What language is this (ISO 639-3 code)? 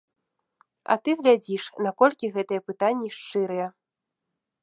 bel